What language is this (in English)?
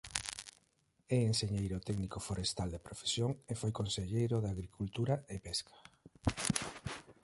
Galician